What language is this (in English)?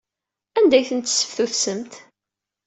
Kabyle